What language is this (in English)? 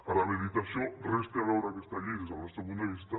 Catalan